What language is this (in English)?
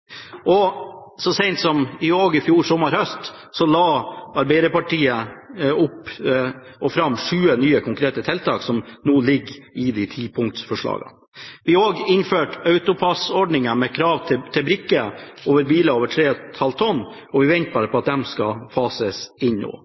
Norwegian Bokmål